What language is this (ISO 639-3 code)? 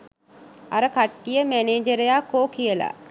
sin